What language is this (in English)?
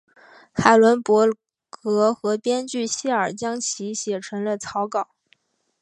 Chinese